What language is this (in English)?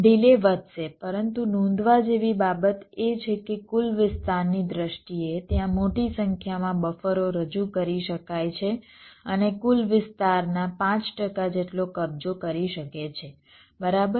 Gujarati